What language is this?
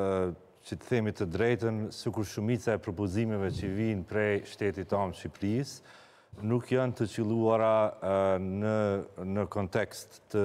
Romanian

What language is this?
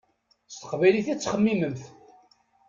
Kabyle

